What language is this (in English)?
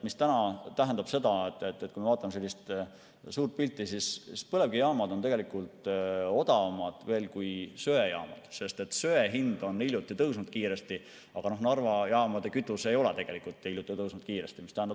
Estonian